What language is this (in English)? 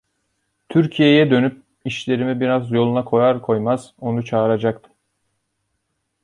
Turkish